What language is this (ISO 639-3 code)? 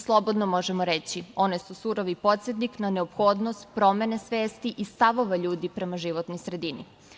srp